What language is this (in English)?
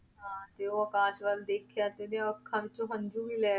Punjabi